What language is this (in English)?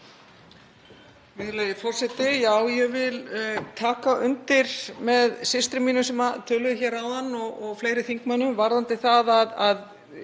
Icelandic